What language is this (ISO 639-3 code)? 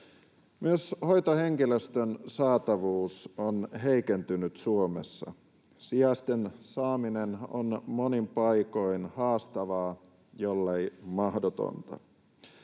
fin